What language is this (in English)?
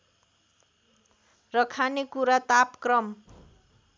Nepali